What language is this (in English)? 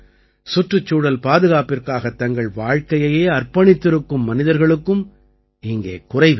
Tamil